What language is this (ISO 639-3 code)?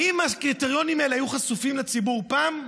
heb